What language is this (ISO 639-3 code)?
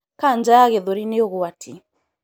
kik